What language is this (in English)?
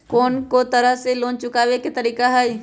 Magahi